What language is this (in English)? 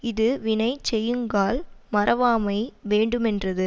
Tamil